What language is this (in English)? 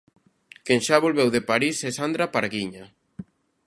Galician